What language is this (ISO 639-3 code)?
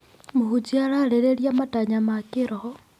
kik